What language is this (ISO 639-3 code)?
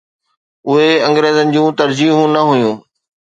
snd